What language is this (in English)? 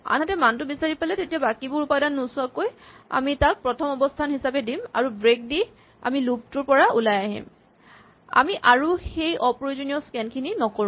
Assamese